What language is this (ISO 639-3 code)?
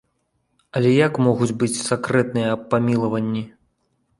bel